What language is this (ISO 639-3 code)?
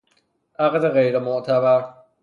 fas